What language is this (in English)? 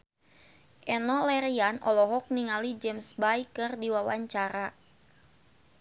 Sundanese